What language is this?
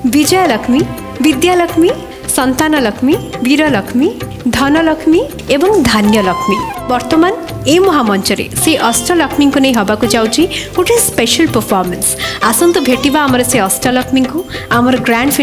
Hindi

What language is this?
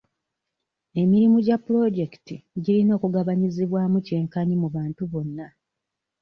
Ganda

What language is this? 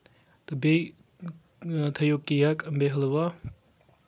Kashmiri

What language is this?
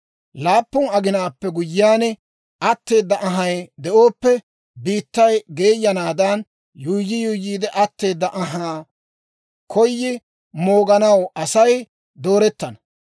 Dawro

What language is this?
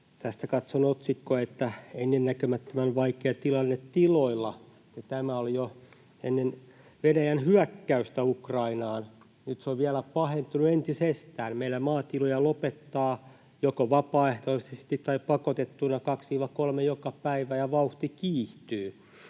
Finnish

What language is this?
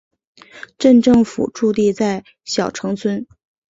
Chinese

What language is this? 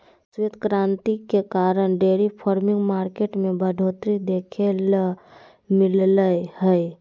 Magahi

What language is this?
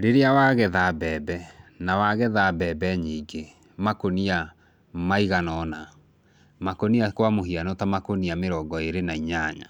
Kikuyu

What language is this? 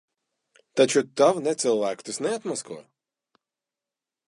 Latvian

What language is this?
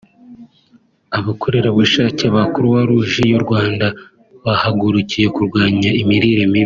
Kinyarwanda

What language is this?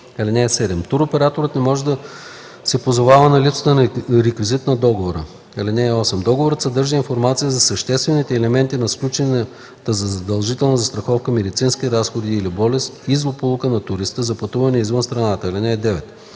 Bulgarian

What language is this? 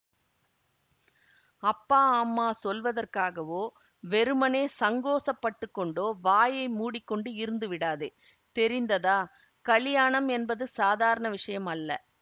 Tamil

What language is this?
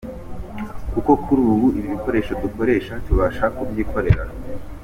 Kinyarwanda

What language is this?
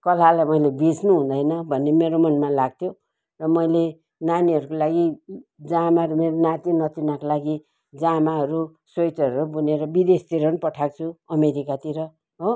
Nepali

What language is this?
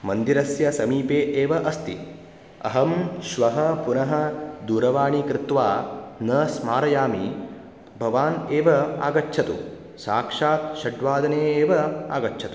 Sanskrit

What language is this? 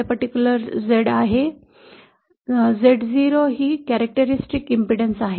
Marathi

